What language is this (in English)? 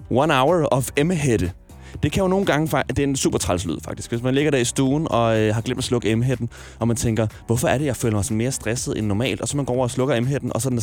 Danish